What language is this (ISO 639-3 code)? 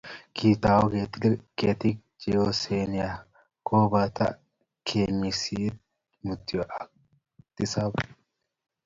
kln